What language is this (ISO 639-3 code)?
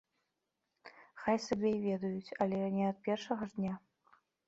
bel